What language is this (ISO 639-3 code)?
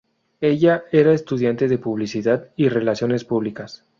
spa